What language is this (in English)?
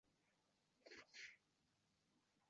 Uzbek